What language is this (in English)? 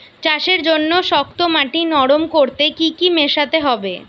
Bangla